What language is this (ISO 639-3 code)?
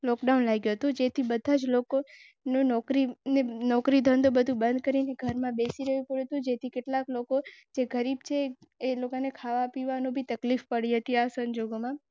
guj